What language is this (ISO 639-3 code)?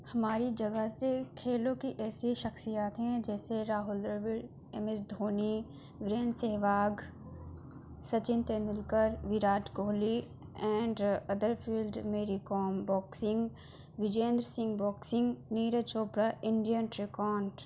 urd